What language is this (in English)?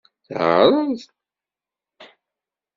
Kabyle